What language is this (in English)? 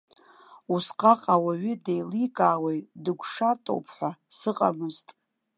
Abkhazian